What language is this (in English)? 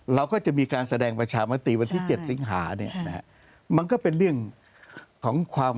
Thai